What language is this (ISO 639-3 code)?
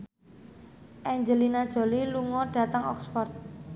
jav